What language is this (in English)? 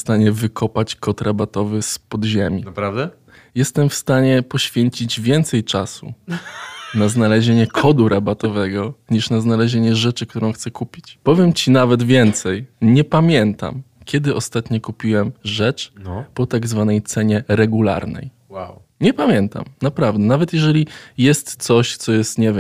Polish